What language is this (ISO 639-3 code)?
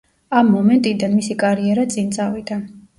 kat